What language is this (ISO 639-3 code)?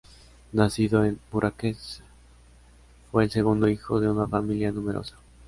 spa